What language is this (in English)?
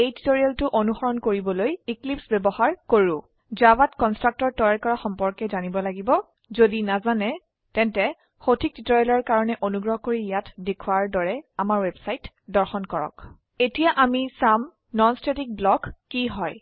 Assamese